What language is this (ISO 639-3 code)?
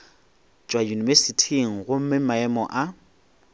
nso